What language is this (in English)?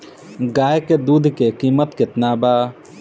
Bhojpuri